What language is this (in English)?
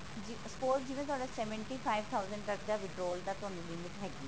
Punjabi